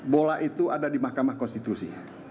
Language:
Indonesian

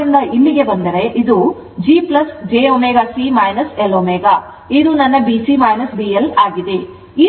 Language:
Kannada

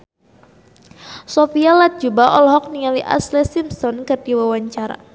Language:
Sundanese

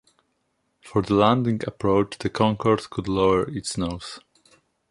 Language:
English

